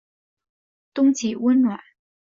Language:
Chinese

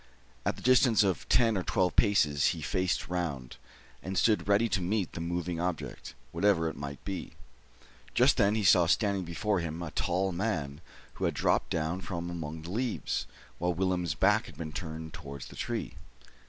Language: English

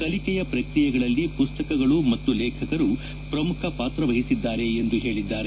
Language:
Kannada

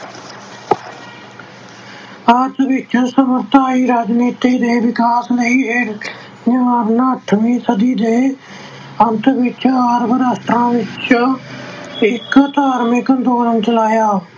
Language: Punjabi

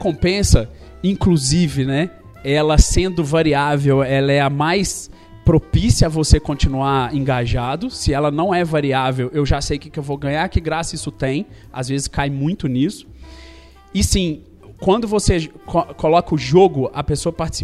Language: Portuguese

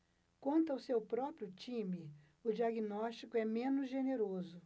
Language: Portuguese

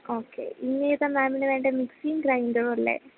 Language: Malayalam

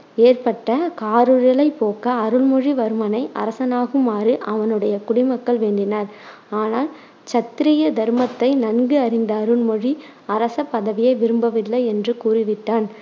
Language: Tamil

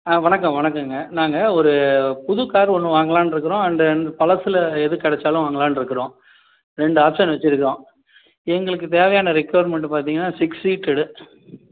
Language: Tamil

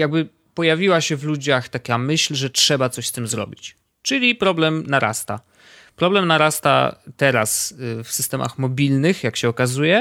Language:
Polish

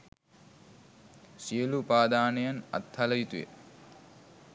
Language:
Sinhala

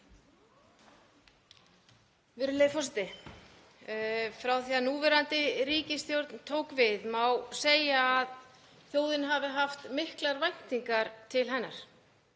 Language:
Icelandic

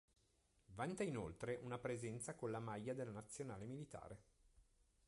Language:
Italian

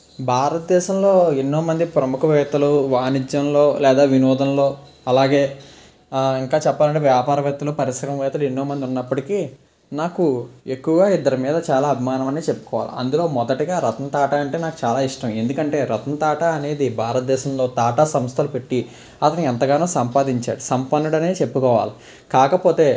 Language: Telugu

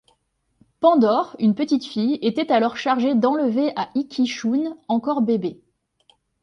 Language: French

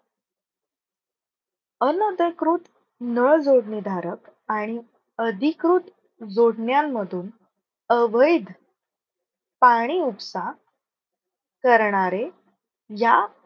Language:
Marathi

